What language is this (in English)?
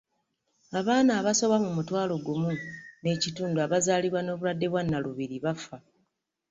Ganda